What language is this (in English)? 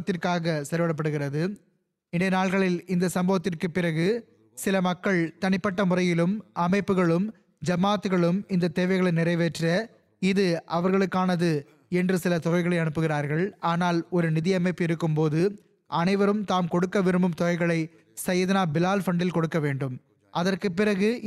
Tamil